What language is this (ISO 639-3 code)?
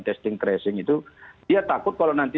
ind